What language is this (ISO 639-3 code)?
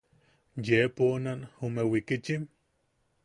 yaq